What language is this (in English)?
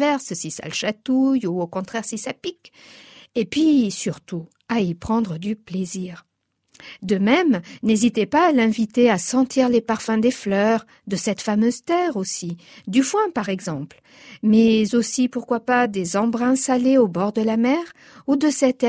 French